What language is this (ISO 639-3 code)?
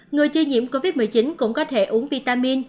vie